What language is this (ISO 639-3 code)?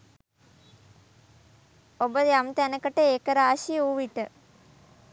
sin